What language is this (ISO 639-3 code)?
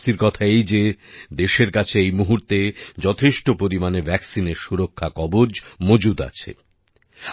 ben